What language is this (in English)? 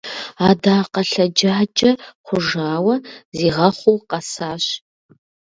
Kabardian